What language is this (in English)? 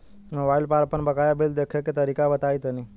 Bhojpuri